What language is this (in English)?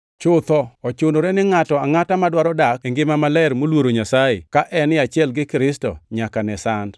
Luo (Kenya and Tanzania)